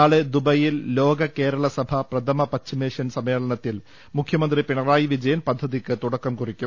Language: Malayalam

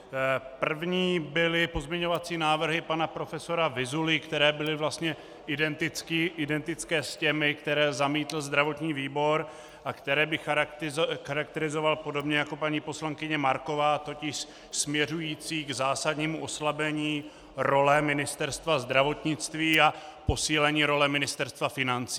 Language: Czech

